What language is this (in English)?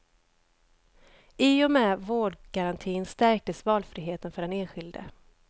Swedish